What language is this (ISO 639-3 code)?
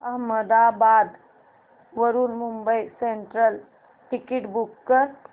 mar